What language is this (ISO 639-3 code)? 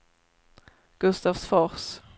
swe